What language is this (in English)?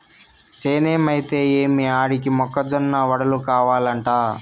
Telugu